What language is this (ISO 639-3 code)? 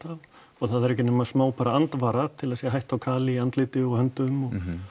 isl